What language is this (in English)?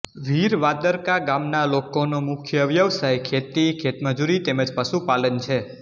Gujarati